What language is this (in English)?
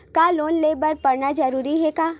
Chhattisgarhi